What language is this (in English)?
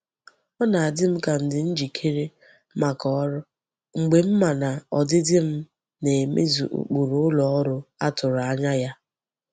Igbo